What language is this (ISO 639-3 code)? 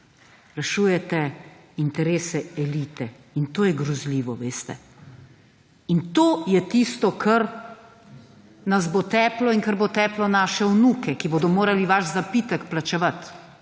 slv